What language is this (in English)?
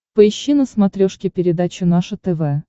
Russian